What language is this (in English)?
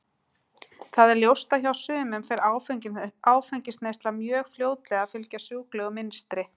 Icelandic